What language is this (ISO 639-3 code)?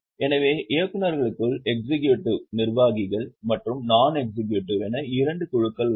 tam